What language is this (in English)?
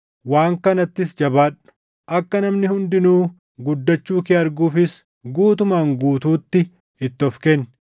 Oromo